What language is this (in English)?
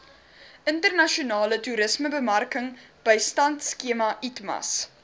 Afrikaans